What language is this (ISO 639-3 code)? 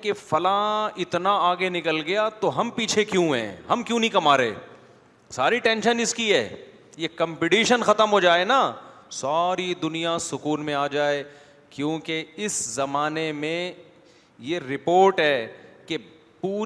urd